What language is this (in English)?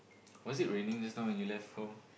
English